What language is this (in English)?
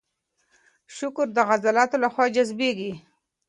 Pashto